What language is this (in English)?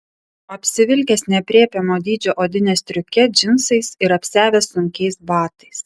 Lithuanian